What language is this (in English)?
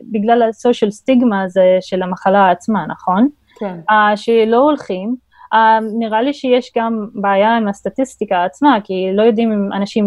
Hebrew